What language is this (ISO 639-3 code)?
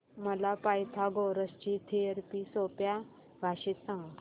mar